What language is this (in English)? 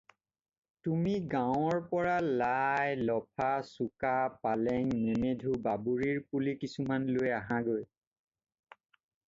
Assamese